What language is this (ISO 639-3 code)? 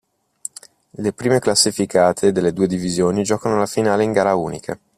ita